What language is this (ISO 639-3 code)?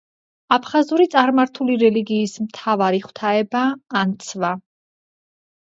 kat